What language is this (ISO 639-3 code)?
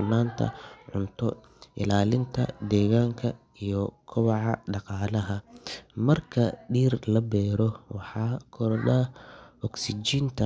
som